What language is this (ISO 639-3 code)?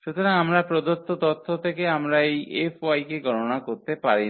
ben